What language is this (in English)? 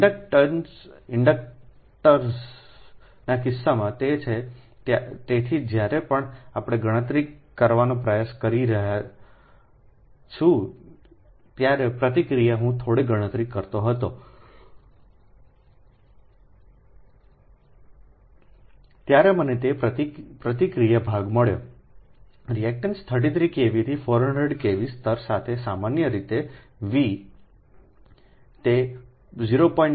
Gujarati